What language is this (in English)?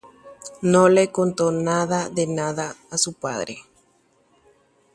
Guarani